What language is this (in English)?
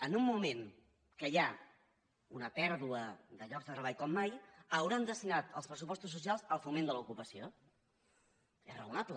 Catalan